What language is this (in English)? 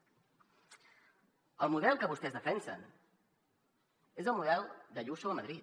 Catalan